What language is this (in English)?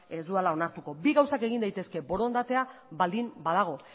Basque